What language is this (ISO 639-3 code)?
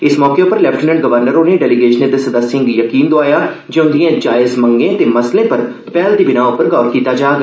doi